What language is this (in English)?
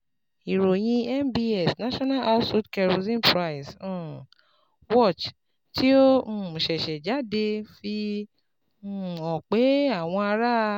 Yoruba